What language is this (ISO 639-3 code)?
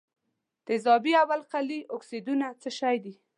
pus